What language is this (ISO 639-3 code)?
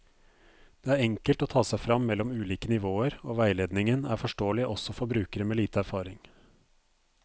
nor